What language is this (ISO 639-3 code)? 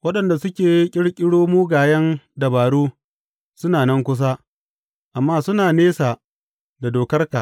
hau